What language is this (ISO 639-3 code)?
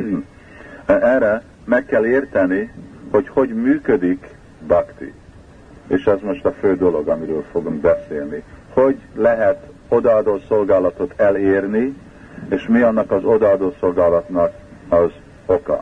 hun